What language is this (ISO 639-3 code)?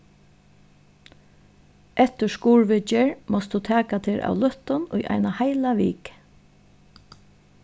fao